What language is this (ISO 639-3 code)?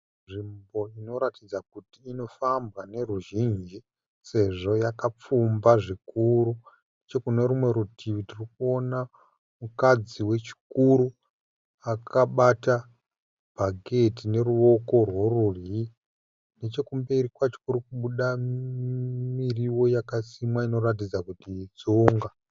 sna